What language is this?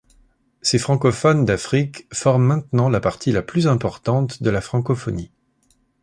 French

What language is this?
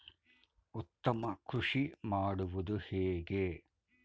Kannada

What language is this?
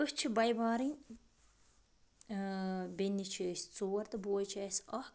Kashmiri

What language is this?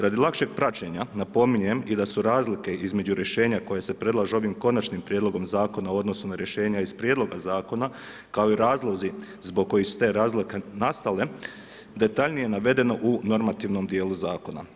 Croatian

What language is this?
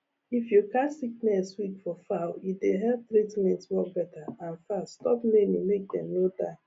Nigerian Pidgin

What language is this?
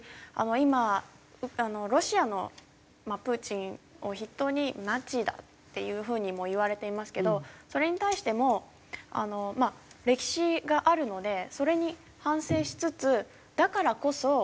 Japanese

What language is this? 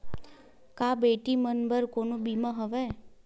Chhattisgarhi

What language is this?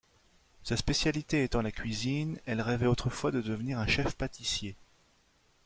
French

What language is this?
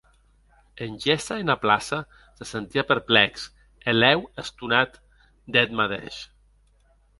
Occitan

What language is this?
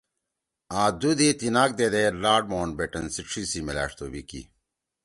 Torwali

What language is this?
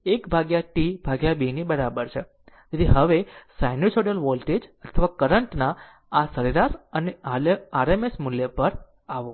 Gujarati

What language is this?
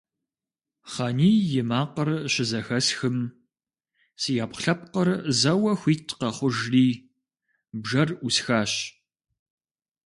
Kabardian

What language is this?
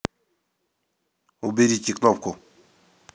Russian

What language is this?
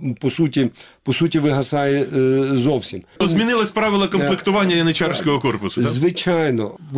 Ukrainian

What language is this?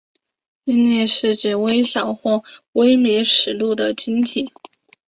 Chinese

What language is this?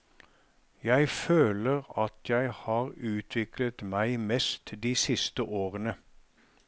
Norwegian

